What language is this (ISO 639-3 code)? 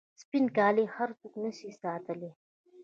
pus